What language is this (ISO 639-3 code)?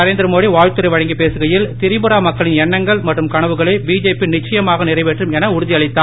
tam